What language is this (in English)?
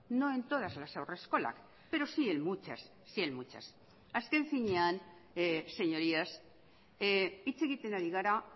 Spanish